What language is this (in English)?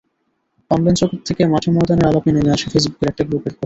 Bangla